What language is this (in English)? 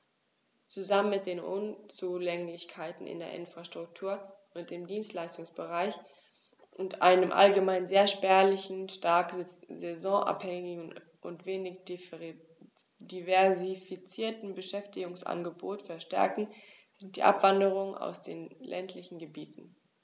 German